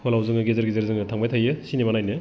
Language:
Bodo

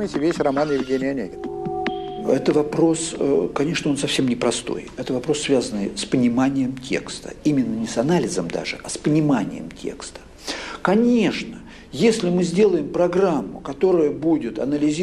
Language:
Russian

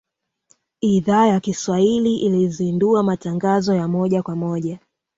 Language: Swahili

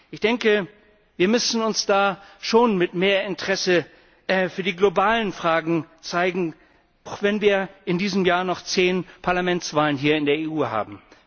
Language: German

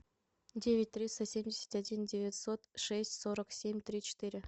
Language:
Russian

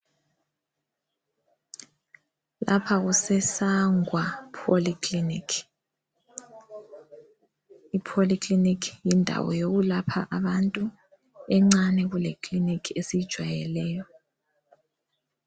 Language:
North Ndebele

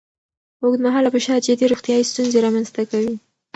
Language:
Pashto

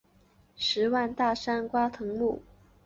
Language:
Chinese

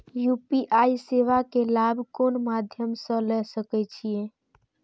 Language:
Maithili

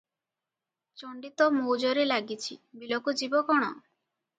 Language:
Odia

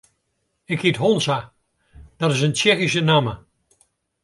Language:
Western Frisian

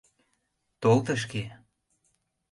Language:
Mari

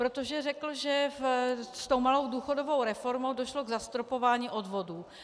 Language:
Czech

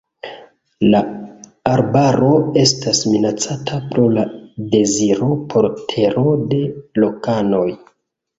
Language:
Esperanto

